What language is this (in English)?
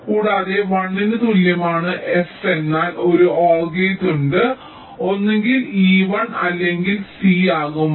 Malayalam